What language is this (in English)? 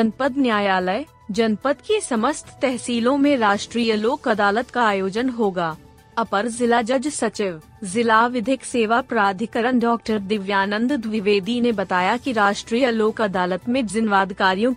Hindi